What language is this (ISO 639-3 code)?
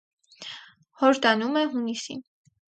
hye